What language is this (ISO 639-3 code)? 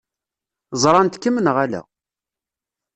kab